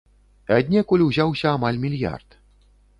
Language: Belarusian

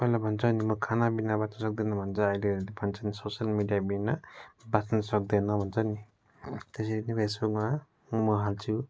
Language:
Nepali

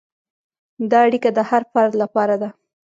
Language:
Pashto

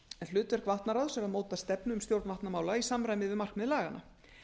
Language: Icelandic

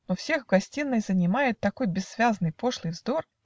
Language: Russian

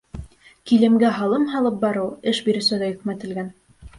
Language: Bashkir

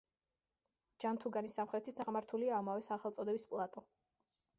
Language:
Georgian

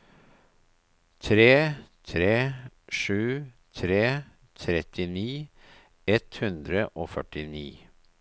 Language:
Norwegian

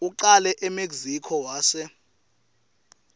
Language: Swati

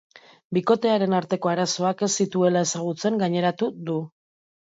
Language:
Basque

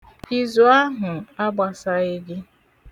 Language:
Igbo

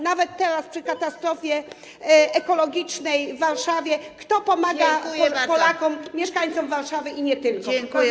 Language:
Polish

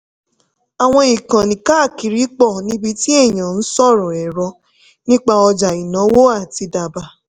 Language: Yoruba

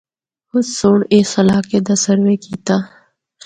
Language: Northern Hindko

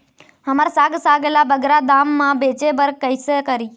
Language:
Chhattisgarhi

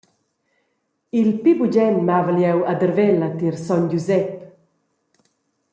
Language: Romansh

